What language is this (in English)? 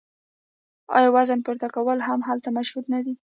Pashto